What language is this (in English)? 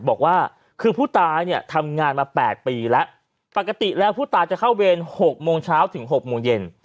Thai